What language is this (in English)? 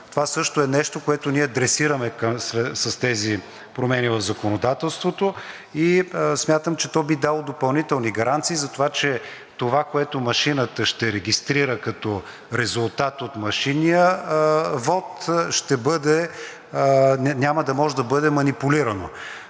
Bulgarian